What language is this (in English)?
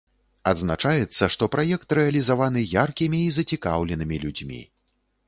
Belarusian